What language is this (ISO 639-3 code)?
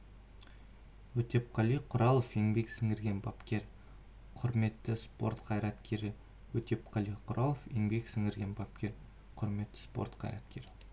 kaz